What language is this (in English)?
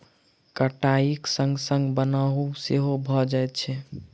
Maithili